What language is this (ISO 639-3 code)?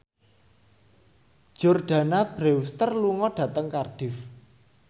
jav